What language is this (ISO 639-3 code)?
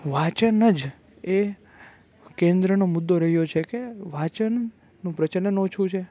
guj